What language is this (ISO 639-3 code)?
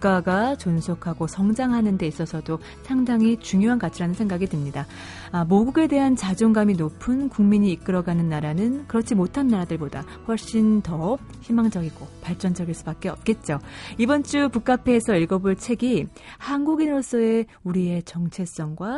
kor